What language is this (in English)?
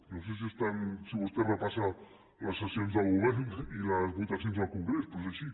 Catalan